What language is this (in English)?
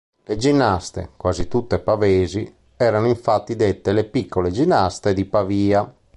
Italian